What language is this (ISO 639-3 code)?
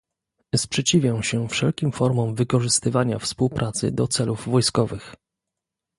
pol